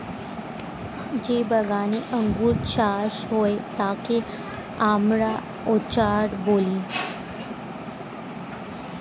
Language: Bangla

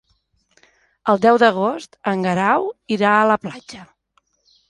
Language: Catalan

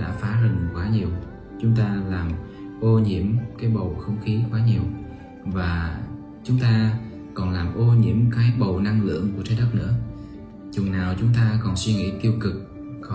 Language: Vietnamese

